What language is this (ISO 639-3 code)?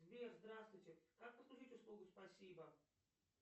rus